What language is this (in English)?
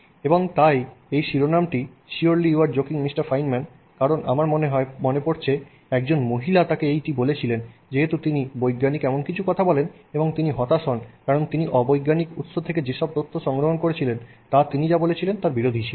Bangla